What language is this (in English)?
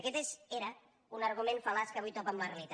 Catalan